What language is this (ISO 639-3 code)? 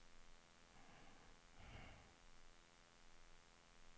swe